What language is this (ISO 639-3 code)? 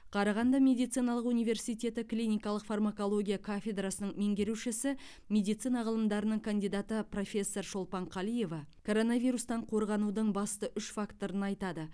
kaz